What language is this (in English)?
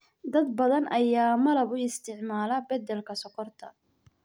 Somali